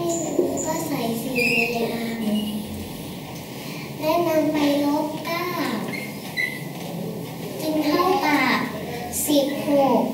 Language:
Thai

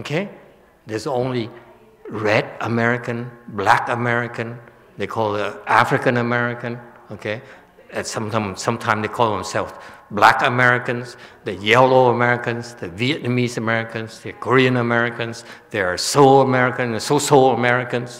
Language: English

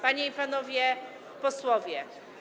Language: Polish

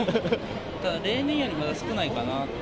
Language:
Japanese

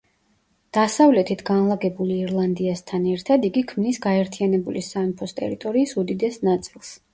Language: Georgian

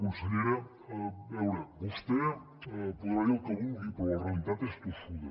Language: Catalan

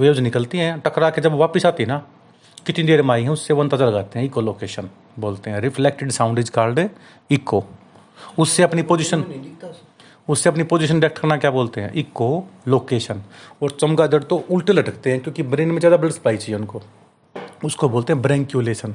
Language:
Hindi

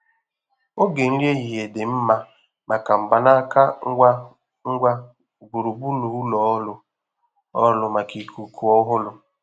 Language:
Igbo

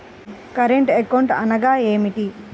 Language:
Telugu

